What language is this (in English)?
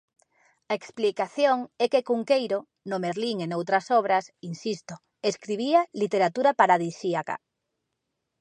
Galician